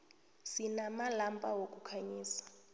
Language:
South Ndebele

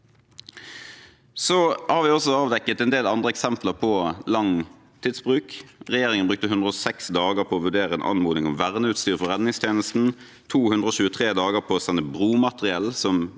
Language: Norwegian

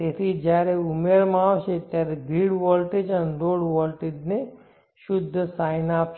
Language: Gujarati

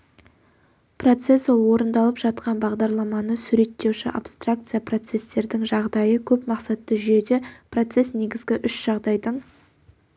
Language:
Kazakh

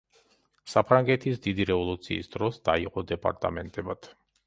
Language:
Georgian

